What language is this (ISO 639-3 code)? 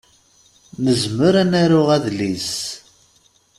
kab